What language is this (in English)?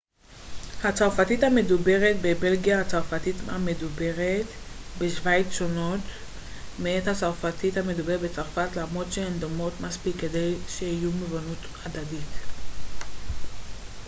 Hebrew